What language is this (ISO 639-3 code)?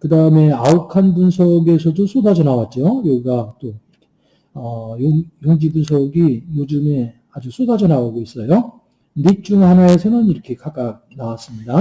kor